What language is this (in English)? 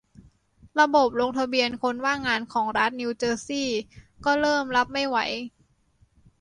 Thai